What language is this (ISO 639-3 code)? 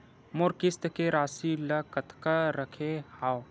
hne